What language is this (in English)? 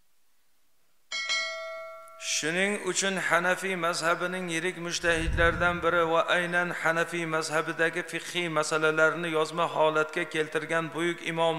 Turkish